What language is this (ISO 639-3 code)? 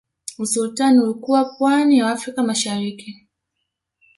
swa